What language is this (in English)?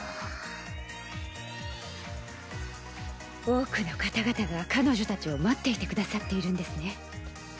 Japanese